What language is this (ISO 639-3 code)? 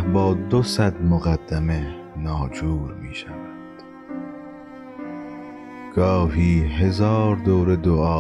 fas